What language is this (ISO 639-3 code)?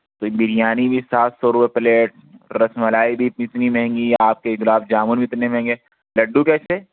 urd